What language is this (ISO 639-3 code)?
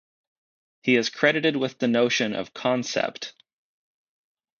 eng